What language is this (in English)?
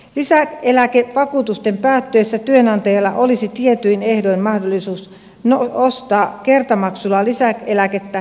Finnish